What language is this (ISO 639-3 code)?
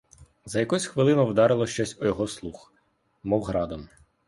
ukr